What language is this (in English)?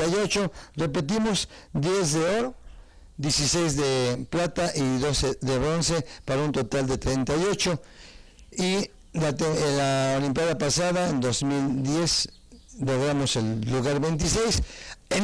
Spanish